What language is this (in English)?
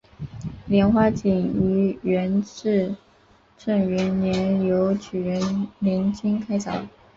Chinese